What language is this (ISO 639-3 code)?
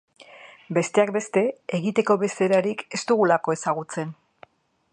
eus